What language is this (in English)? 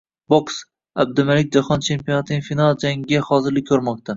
Uzbek